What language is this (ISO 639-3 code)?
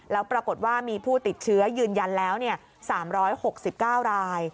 tha